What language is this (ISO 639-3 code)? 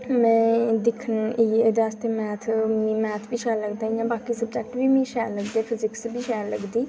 doi